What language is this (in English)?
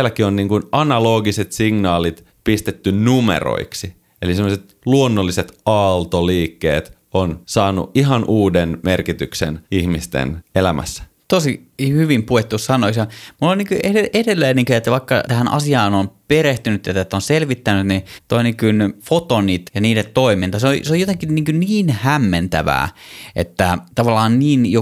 Finnish